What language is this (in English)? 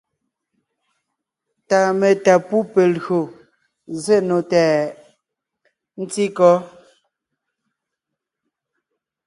Ngiemboon